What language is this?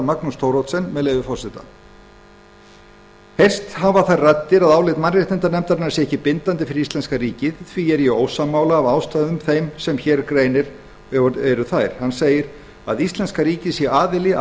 Icelandic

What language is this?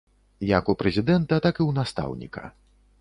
Belarusian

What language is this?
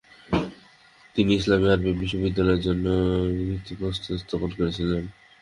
Bangla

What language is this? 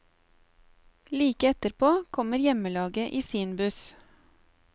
Norwegian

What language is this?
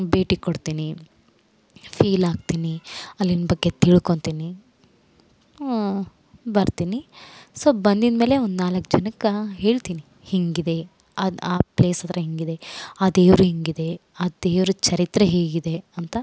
Kannada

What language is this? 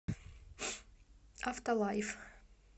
Russian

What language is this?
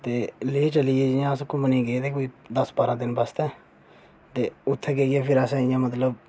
Dogri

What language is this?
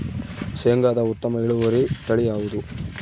Kannada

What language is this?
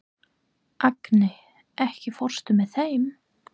Icelandic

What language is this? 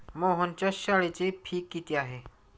Marathi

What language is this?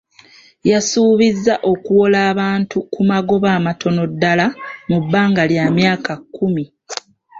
Ganda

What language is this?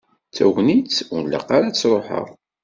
Kabyle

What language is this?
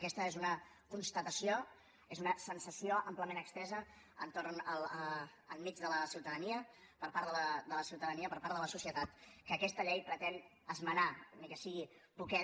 Catalan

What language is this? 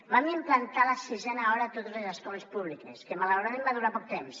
Catalan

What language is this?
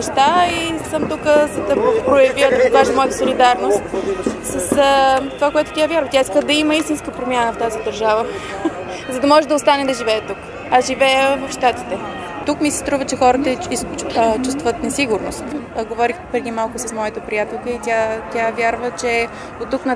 Bulgarian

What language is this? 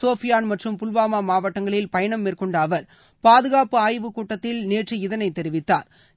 Tamil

